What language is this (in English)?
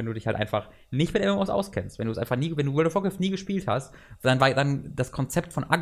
German